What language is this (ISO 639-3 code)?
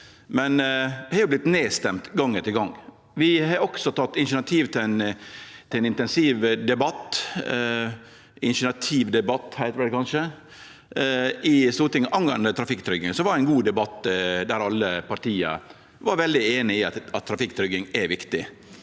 nor